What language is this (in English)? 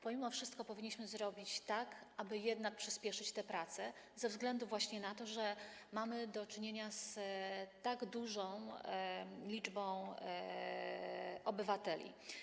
Polish